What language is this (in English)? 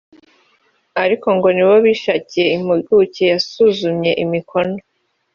Kinyarwanda